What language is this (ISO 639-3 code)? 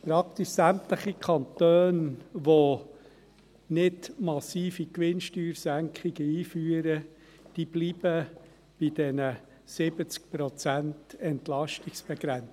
gsw